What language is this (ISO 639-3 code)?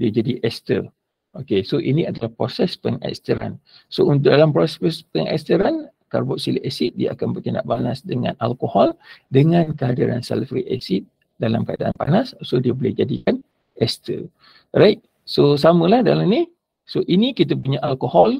msa